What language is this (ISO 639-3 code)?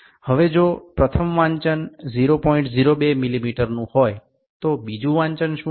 ben